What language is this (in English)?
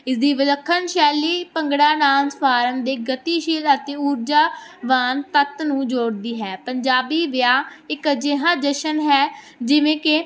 Punjabi